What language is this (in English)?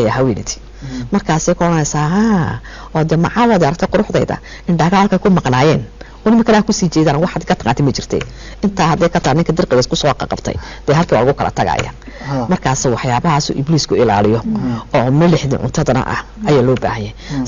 Arabic